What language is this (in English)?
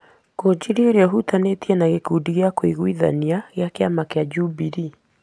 Kikuyu